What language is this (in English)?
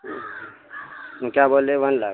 Urdu